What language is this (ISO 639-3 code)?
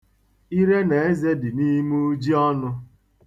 ibo